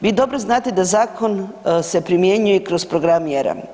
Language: Croatian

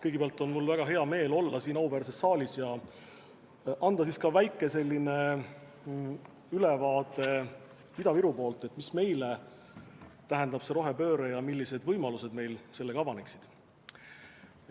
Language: Estonian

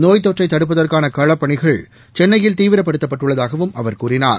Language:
Tamil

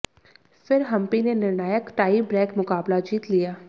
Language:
Hindi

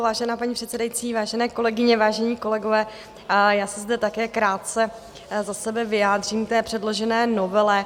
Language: Czech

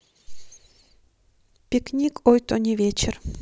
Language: Russian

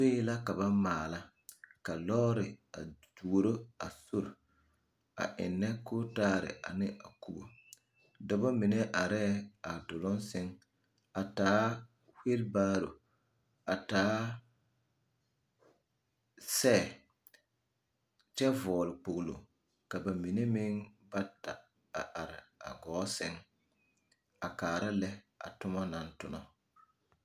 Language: Southern Dagaare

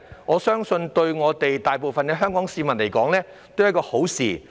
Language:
Cantonese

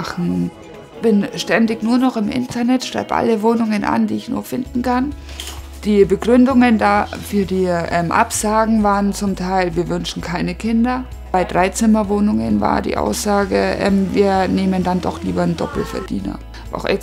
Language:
German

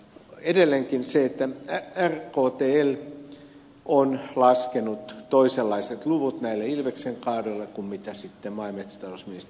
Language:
Finnish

